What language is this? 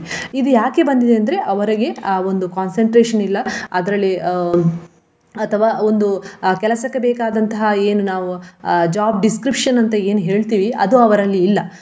Kannada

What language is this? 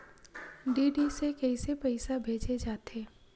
Chhattisgarhi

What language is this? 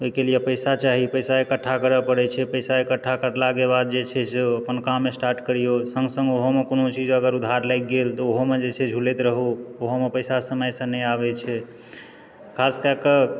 Maithili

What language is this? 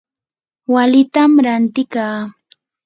Yanahuanca Pasco Quechua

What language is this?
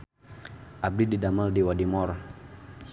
Sundanese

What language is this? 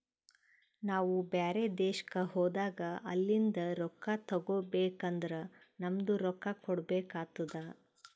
Kannada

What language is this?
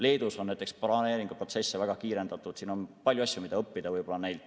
Estonian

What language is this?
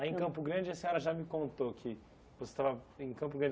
Portuguese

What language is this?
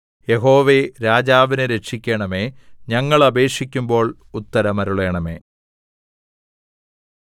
Malayalam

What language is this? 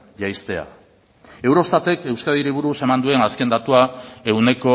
Basque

